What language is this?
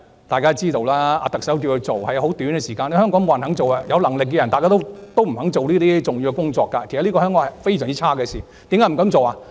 Cantonese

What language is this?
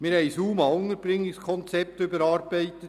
Swiss German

